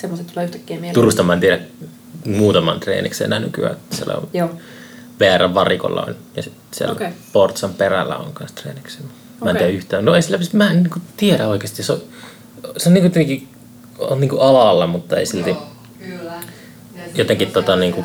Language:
Finnish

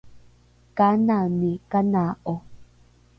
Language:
Rukai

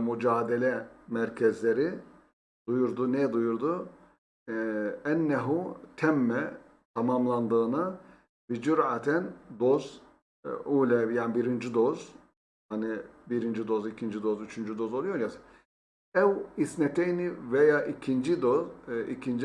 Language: Turkish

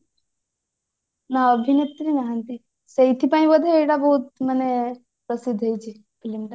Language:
Odia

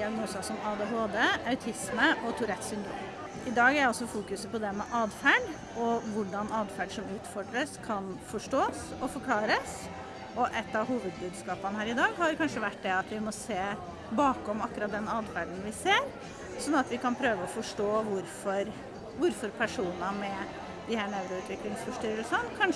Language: Norwegian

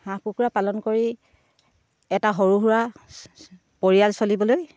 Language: Assamese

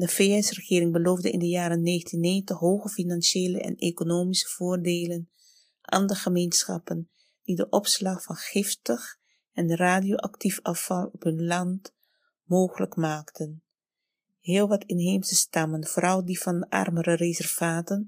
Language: Dutch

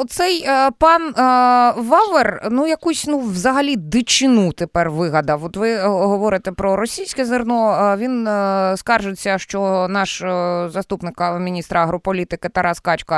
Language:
Ukrainian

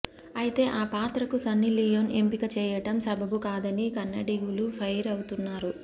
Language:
Telugu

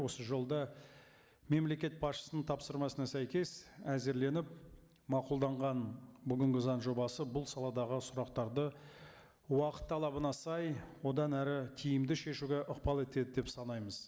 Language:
Kazakh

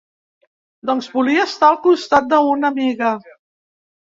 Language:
Catalan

